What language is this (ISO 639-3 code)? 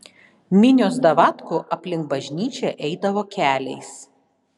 lit